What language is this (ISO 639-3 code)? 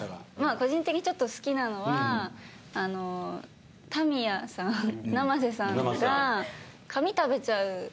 jpn